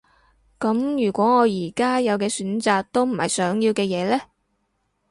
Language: Cantonese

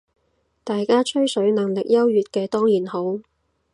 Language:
Cantonese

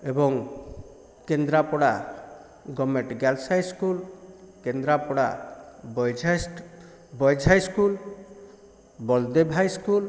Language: Odia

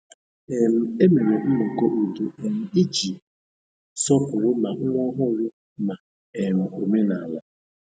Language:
Igbo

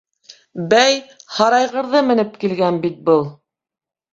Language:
Bashkir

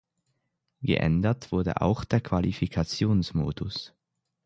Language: German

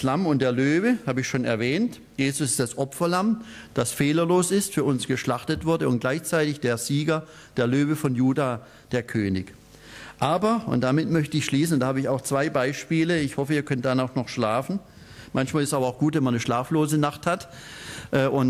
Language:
German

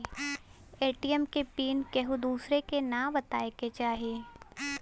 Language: Bhojpuri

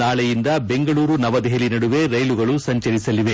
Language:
Kannada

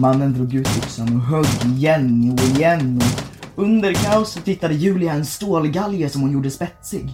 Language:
Swedish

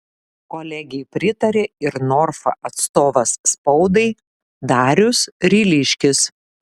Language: Lithuanian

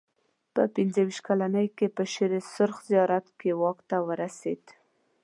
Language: Pashto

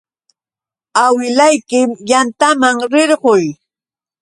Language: Yauyos Quechua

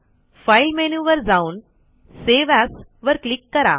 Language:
Marathi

